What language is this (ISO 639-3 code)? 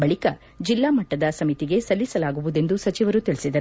kan